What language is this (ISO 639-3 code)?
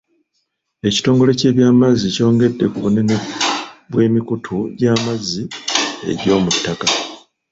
lug